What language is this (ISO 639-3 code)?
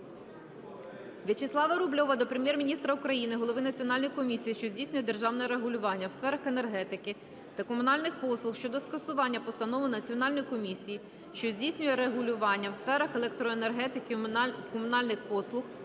ukr